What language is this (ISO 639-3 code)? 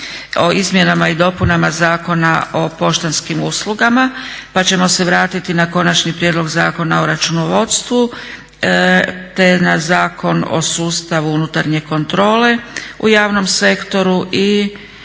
hrv